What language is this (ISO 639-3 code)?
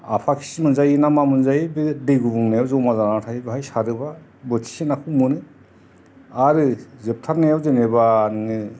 brx